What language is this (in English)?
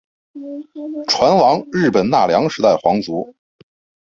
Chinese